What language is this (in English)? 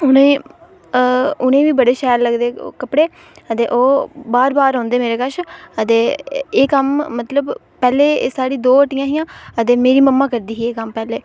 Dogri